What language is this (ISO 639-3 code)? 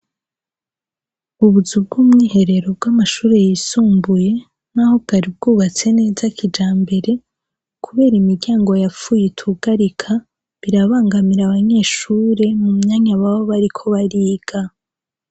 run